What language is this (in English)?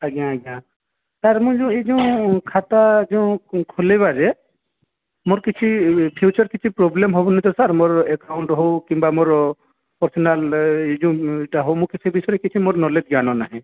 Odia